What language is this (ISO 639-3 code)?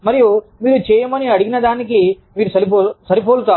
tel